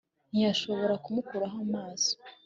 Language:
Kinyarwanda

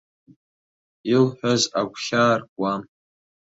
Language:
Abkhazian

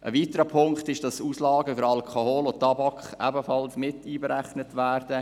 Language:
Swiss German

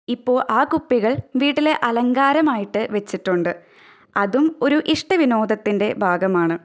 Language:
Malayalam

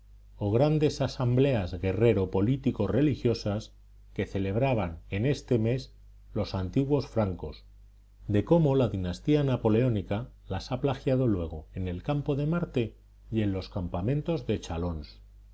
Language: Spanish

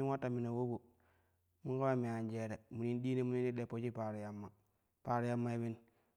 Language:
Kushi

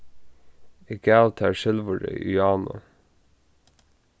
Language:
Faroese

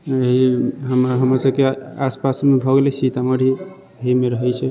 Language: Maithili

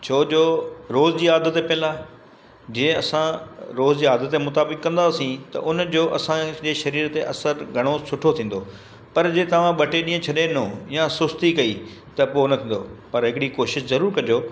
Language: Sindhi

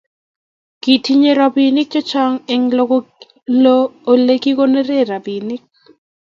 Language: Kalenjin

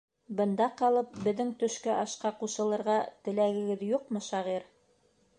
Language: Bashkir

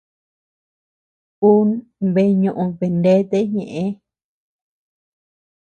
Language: Tepeuxila Cuicatec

